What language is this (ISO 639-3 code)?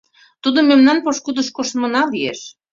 chm